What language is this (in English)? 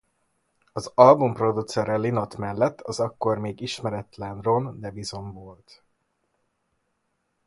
Hungarian